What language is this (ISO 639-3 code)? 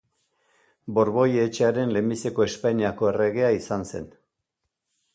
eus